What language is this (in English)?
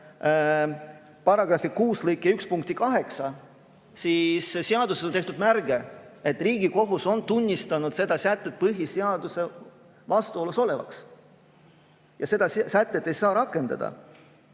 Estonian